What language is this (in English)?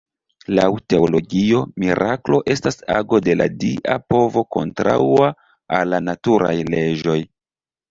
Esperanto